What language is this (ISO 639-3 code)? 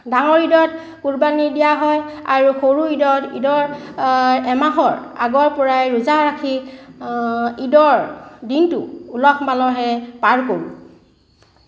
asm